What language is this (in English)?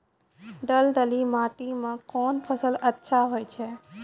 Maithili